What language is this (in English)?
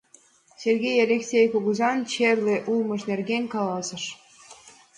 Mari